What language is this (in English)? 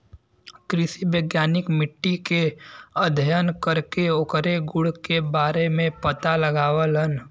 Bhojpuri